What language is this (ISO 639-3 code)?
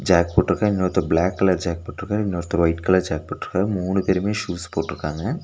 tam